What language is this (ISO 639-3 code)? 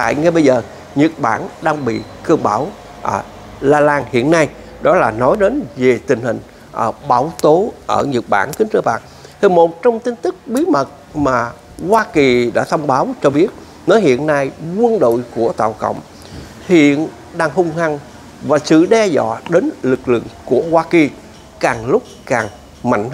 vie